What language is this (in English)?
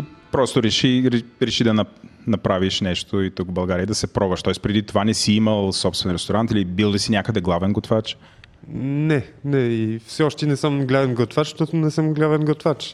Bulgarian